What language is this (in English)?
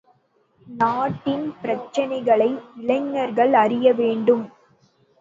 Tamil